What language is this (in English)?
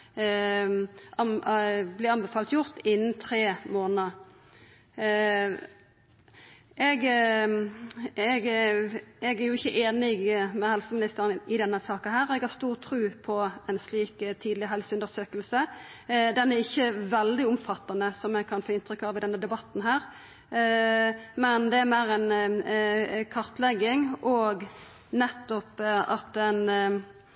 Norwegian Nynorsk